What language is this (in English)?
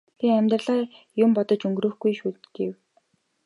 Mongolian